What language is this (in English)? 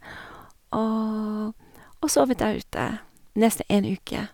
Norwegian